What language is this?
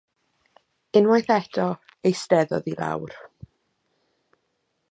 Welsh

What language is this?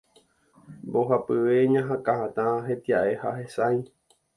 Guarani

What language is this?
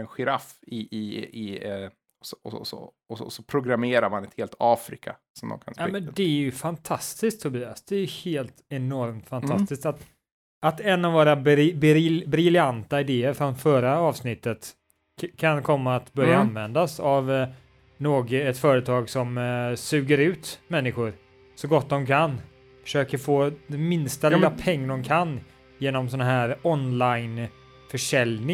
Swedish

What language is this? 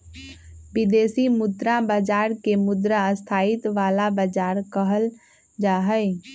Magahi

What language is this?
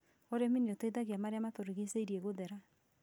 Kikuyu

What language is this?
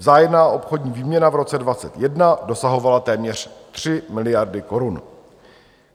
Czech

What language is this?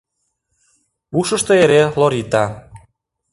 Mari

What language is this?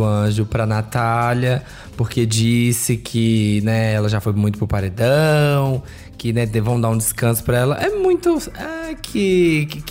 Portuguese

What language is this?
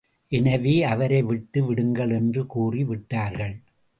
Tamil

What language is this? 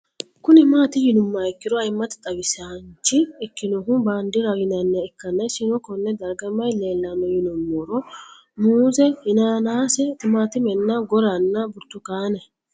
Sidamo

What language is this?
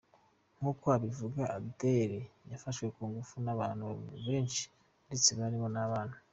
Kinyarwanda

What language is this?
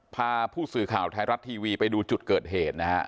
Thai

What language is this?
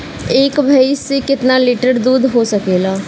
Bhojpuri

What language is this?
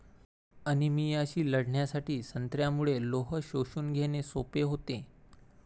Marathi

